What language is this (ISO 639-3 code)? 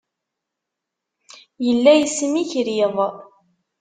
kab